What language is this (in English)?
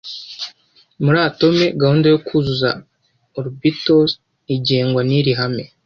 Kinyarwanda